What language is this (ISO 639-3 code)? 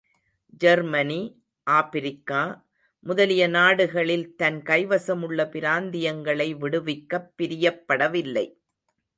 tam